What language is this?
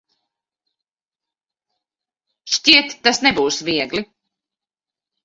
Latvian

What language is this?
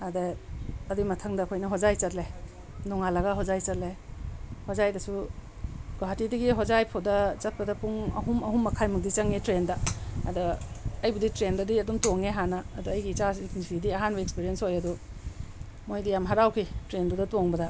Manipuri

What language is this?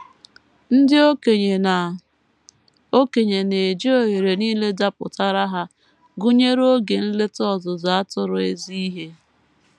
Igbo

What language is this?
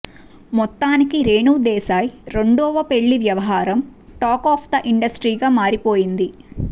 Telugu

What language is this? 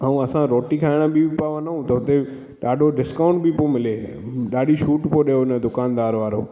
Sindhi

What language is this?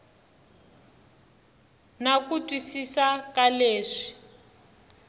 Tsonga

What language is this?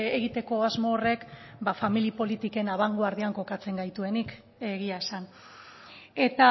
Basque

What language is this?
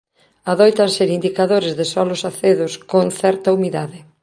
Galician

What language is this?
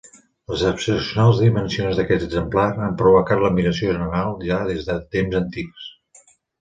Catalan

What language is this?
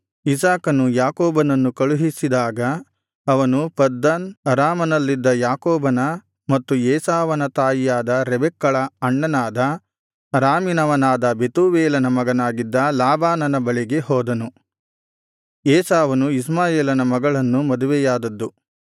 Kannada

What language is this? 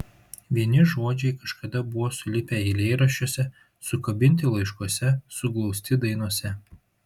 Lithuanian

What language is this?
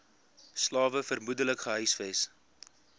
Afrikaans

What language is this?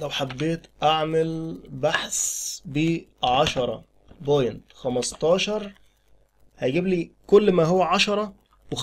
Arabic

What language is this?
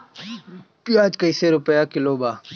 Bhojpuri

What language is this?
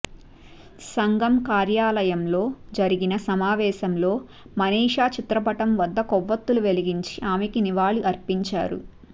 Telugu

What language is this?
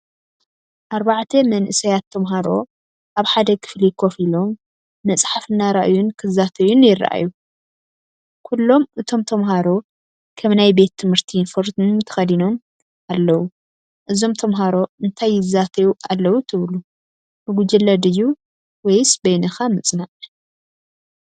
Tigrinya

